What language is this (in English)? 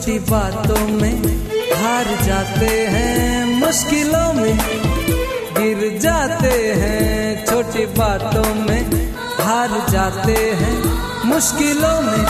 Hindi